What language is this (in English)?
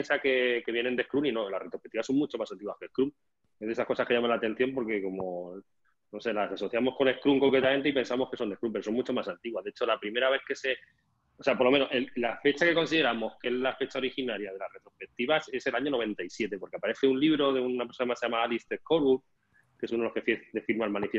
Spanish